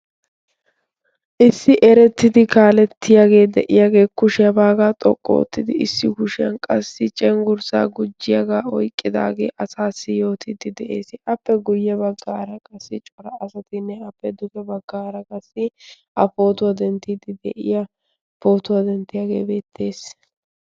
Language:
Wolaytta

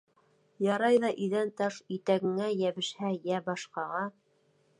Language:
Bashkir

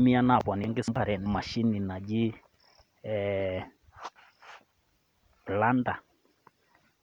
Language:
Masai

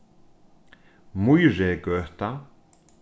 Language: Faroese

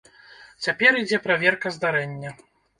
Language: Belarusian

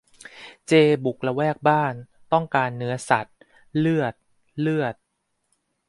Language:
Thai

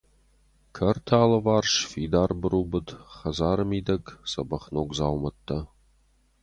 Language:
Ossetic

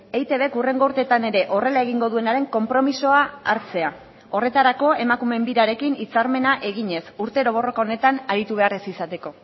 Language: Basque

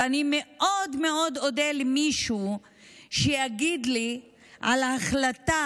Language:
Hebrew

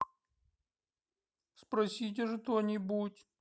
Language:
Russian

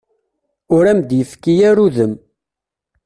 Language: Kabyle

